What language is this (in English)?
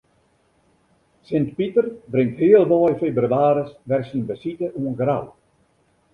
Western Frisian